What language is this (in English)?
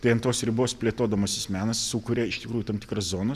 Lithuanian